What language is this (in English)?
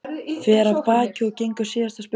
Icelandic